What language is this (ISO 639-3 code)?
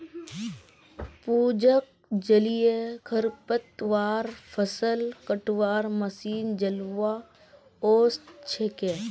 mag